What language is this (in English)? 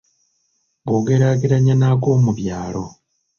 Ganda